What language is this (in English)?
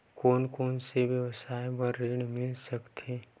Chhattisgarhi